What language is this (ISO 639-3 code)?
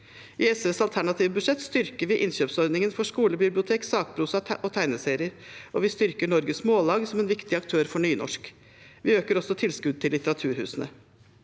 nor